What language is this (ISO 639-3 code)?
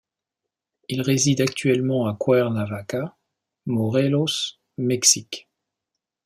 fra